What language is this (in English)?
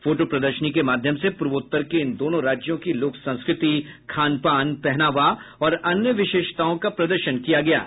Hindi